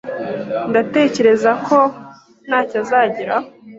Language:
Kinyarwanda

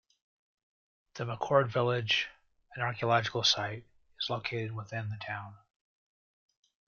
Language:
English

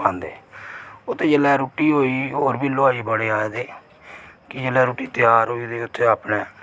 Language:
Dogri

